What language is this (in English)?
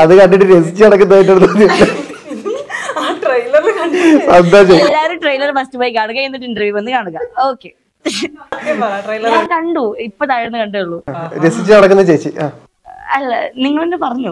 Malayalam